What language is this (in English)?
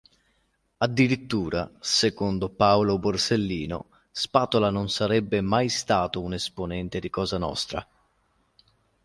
Italian